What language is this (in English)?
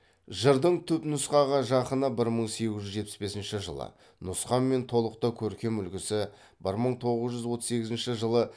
Kazakh